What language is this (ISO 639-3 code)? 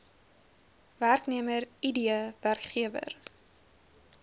afr